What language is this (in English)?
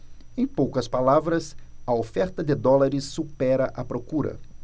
Portuguese